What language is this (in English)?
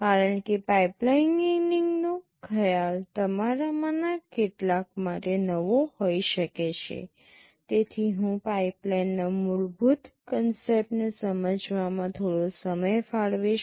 Gujarati